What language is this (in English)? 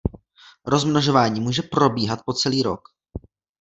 Czech